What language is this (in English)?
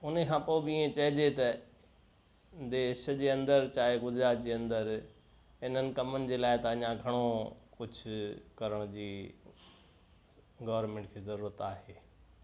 Sindhi